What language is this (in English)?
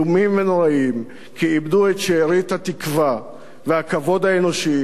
Hebrew